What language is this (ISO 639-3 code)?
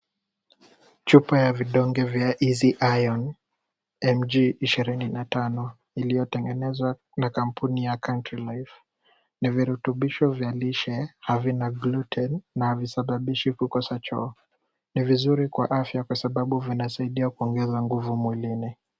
swa